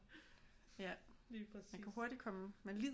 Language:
Danish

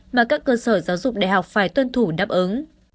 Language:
Vietnamese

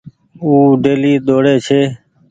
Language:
Goaria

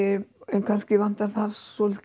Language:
Icelandic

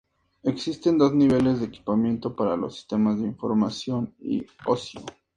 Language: Spanish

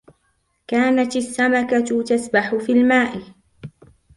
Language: Arabic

